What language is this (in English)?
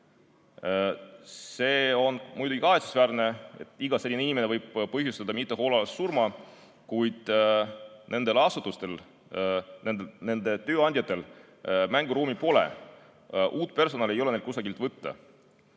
Estonian